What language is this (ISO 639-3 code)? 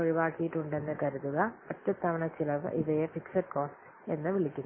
mal